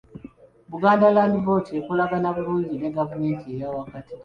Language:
Ganda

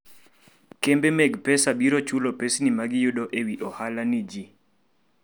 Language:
Luo (Kenya and Tanzania)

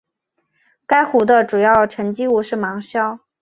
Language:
Chinese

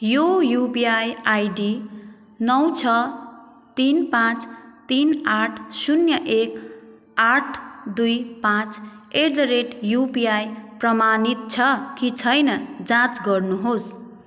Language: Nepali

